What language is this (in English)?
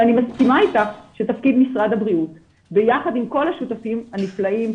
Hebrew